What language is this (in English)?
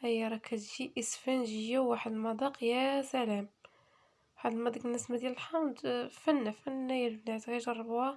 Arabic